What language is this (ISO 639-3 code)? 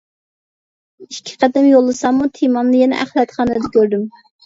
uig